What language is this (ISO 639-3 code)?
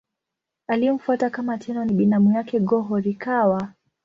swa